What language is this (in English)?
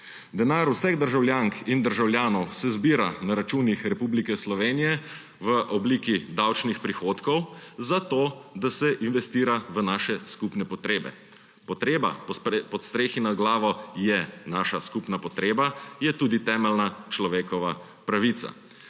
Slovenian